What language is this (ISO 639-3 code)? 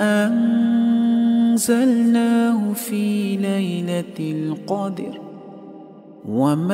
ara